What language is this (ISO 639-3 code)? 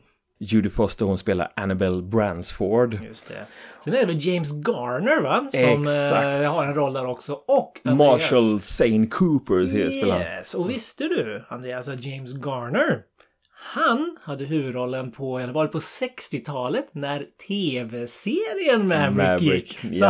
swe